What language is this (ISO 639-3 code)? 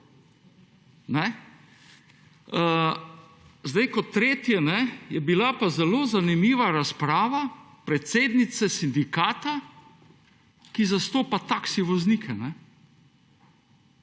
slv